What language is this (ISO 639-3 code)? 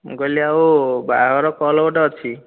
ori